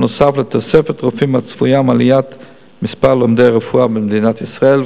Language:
Hebrew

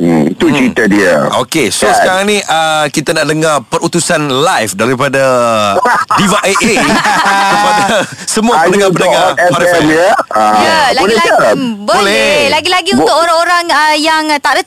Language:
Malay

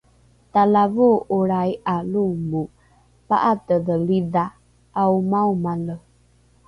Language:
Rukai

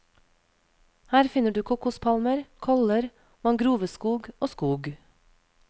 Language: Norwegian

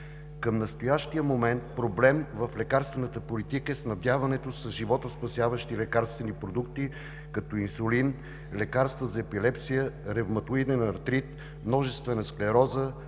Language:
Bulgarian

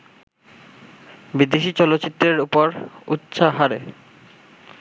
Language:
Bangla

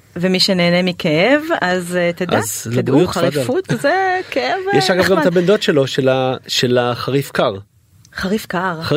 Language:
Hebrew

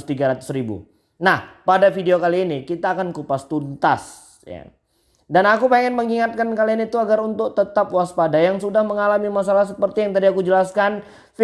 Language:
Indonesian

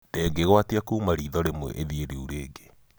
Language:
Kikuyu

